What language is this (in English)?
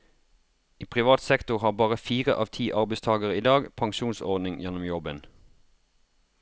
Norwegian